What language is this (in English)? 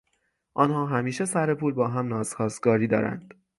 Persian